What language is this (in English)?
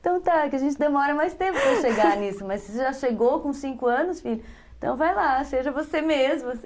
Portuguese